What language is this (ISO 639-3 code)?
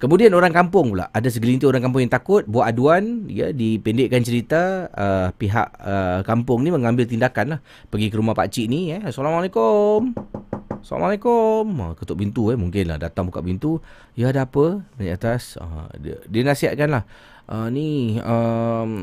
msa